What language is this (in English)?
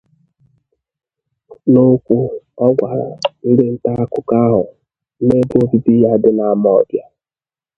Igbo